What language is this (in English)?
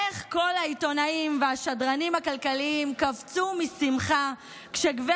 Hebrew